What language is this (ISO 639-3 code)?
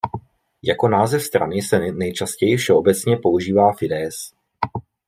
ces